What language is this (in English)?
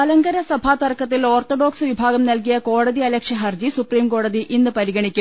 Malayalam